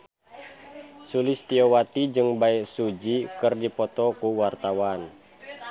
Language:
Sundanese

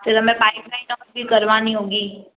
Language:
Hindi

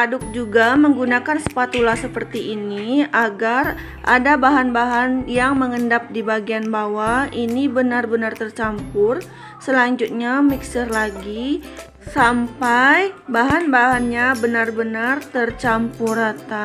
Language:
Indonesian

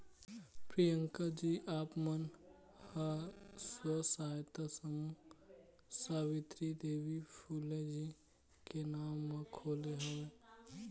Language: Chhattisgarhi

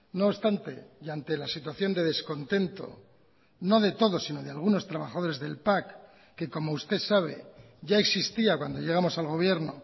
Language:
Spanish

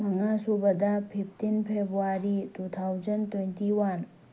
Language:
Manipuri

